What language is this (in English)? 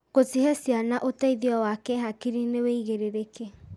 Kikuyu